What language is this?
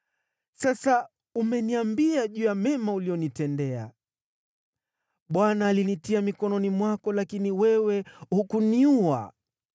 Swahili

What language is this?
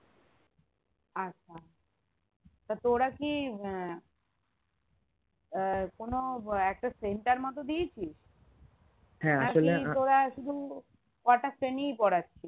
Bangla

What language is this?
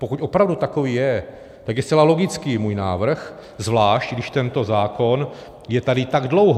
Czech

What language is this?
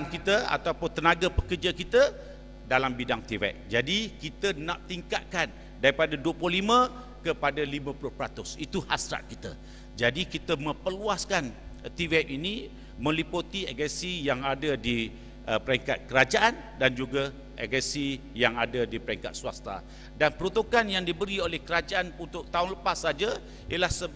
Malay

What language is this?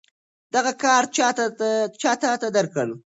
Pashto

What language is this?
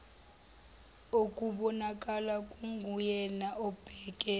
Zulu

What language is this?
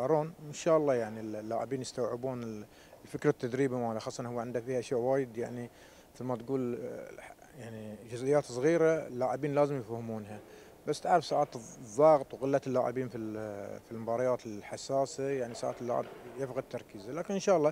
Arabic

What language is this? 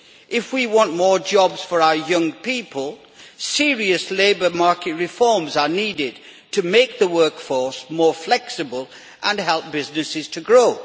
English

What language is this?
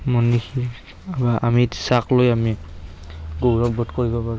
Assamese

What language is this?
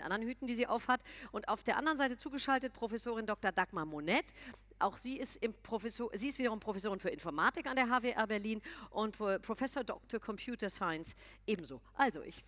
German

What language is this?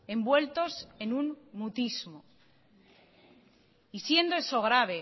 Spanish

